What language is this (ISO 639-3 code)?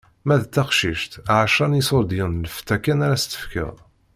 kab